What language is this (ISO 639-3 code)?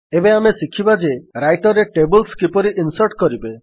ori